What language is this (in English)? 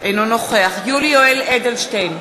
Hebrew